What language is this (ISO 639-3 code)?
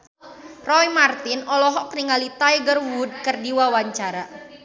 sun